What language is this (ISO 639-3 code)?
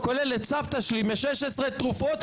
heb